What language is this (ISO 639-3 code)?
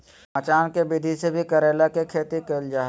mag